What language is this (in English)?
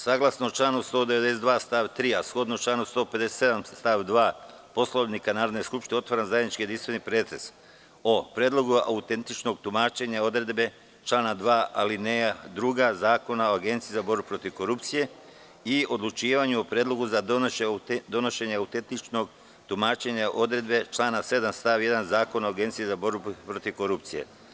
Serbian